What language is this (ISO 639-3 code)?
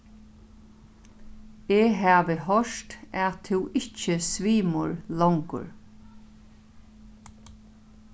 fao